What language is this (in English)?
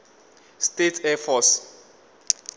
Northern Sotho